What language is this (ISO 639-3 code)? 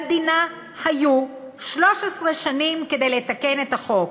heb